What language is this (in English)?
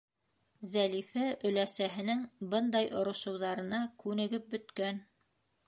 Bashkir